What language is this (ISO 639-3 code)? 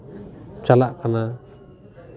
sat